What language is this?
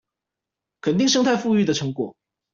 Chinese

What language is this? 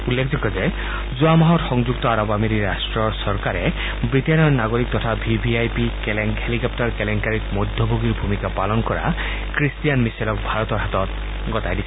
Assamese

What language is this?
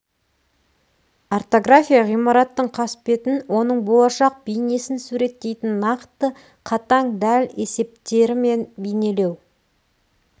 Kazakh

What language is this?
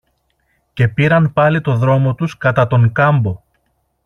Greek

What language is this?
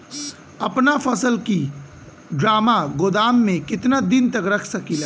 Bhojpuri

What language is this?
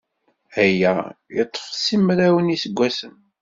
Kabyle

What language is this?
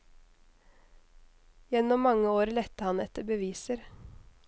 Norwegian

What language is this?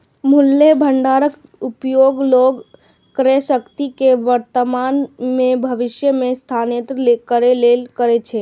Maithili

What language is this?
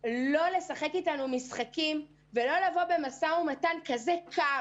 Hebrew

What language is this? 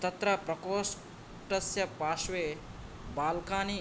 Sanskrit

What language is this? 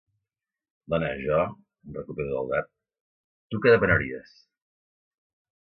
Catalan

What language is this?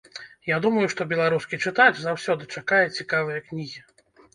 Belarusian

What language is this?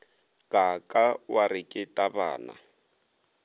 Northern Sotho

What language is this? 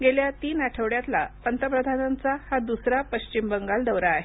Marathi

